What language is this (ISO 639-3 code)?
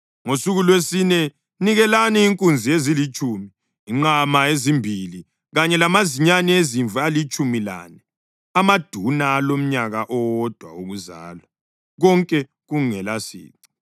nde